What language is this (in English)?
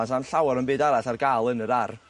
Welsh